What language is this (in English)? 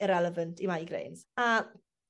Welsh